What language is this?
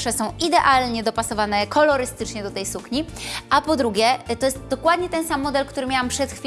Polish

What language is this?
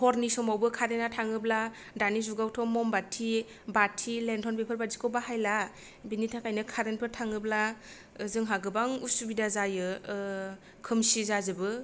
Bodo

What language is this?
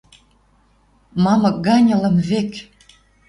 Western Mari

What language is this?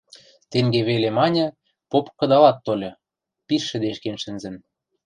Western Mari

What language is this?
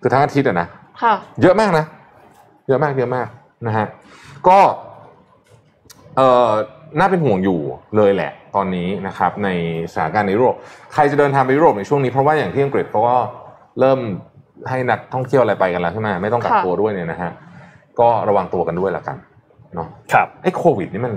Thai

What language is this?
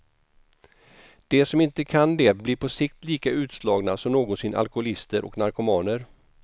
Swedish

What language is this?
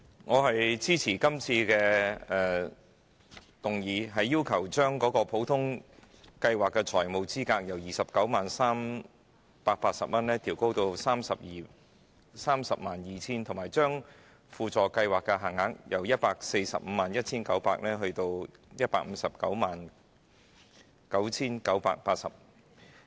Cantonese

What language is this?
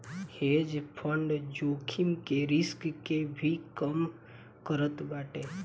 Bhojpuri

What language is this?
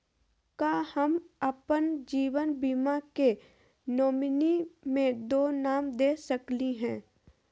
Magahi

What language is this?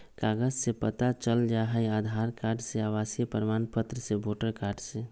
Magahi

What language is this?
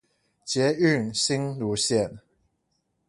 Chinese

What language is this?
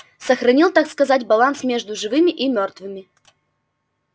Russian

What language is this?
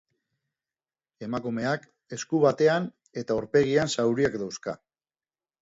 Basque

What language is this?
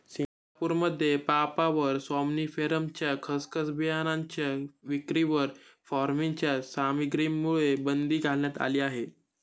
Marathi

